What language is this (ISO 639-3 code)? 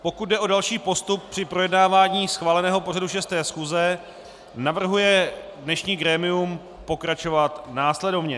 ces